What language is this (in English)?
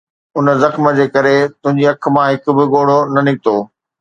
Sindhi